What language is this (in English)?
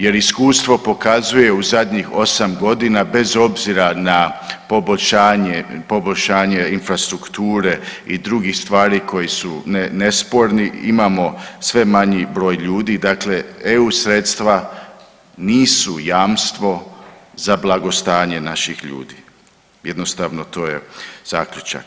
Croatian